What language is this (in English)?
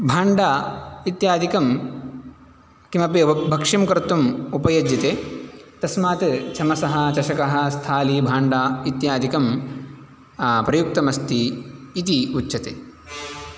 Sanskrit